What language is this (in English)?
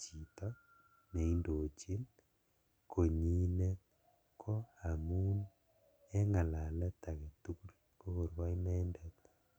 Kalenjin